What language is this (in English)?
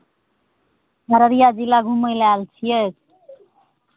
Maithili